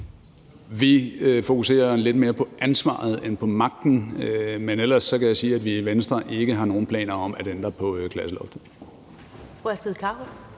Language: Danish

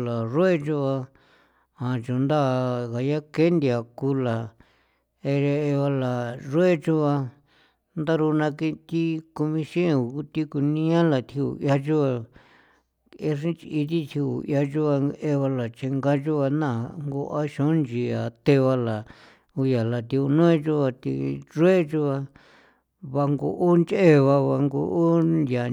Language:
San Felipe Otlaltepec Popoloca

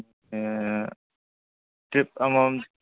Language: Manipuri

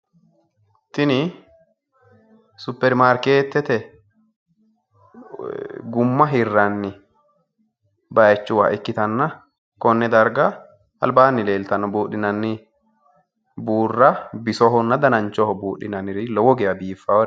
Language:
Sidamo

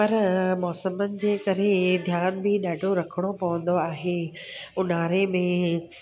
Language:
Sindhi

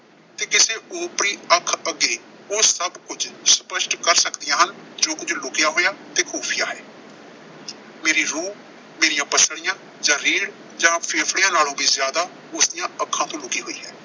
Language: Punjabi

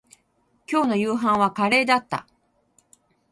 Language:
Japanese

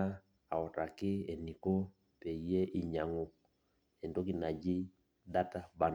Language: Masai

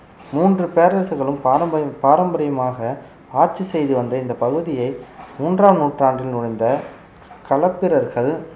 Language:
Tamil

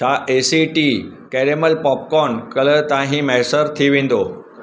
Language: Sindhi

